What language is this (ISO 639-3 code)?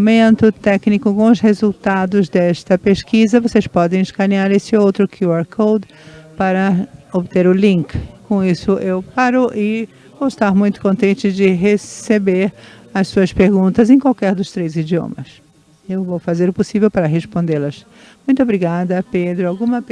por